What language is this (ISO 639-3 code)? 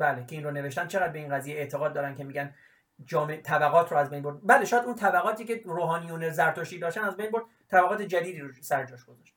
fas